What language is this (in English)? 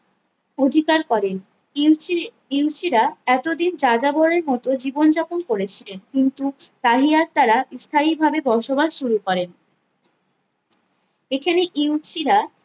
Bangla